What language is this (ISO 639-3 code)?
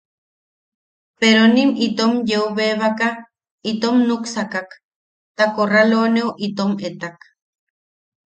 yaq